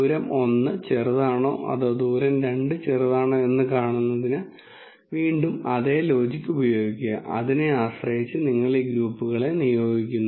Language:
Malayalam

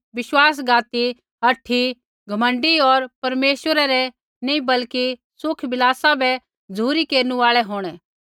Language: Kullu Pahari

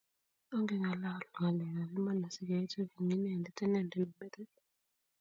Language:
Kalenjin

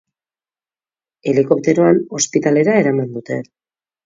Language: Basque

